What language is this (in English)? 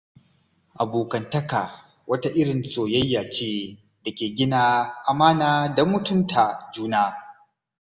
Hausa